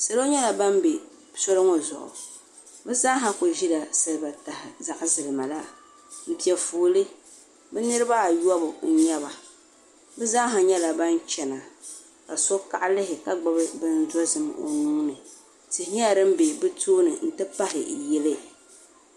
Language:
Dagbani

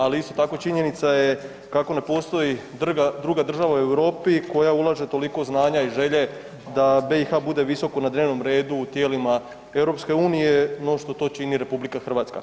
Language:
Croatian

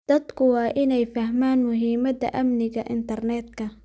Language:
Somali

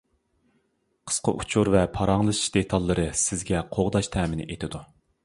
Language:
Uyghur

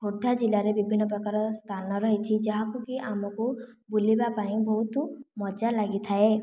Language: Odia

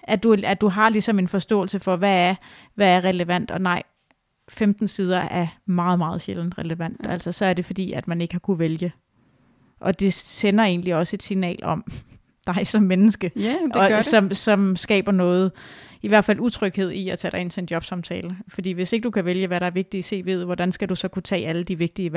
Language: Danish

